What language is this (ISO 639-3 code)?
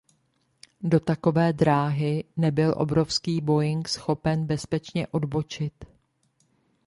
ces